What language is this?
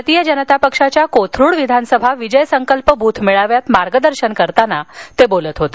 Marathi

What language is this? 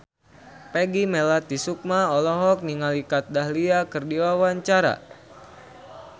Sundanese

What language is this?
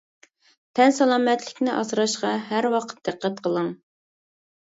Uyghur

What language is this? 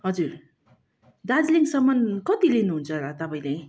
Nepali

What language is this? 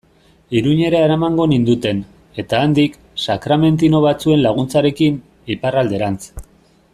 Basque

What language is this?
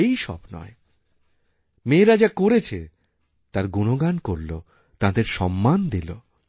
Bangla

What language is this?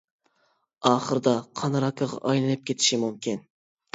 Uyghur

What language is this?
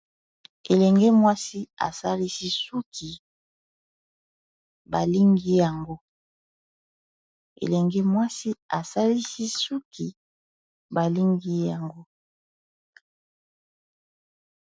Lingala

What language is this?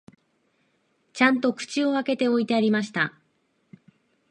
Japanese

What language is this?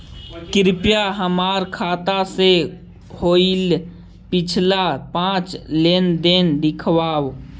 Magahi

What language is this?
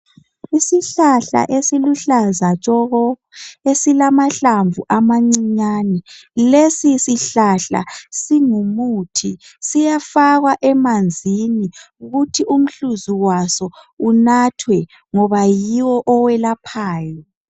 North Ndebele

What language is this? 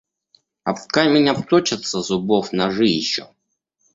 Russian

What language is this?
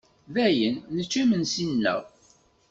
Kabyle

